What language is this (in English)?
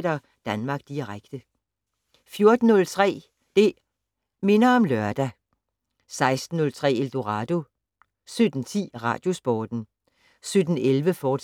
Danish